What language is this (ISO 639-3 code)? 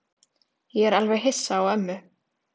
isl